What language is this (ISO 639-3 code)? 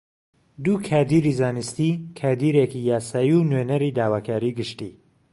ckb